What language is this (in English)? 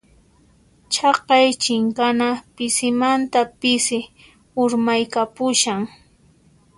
Puno Quechua